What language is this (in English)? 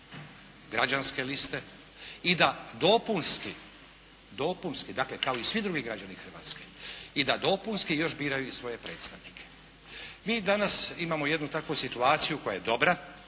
Croatian